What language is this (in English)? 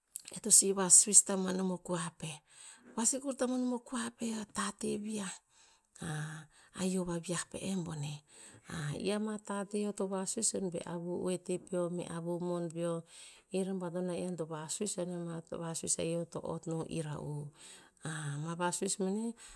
Tinputz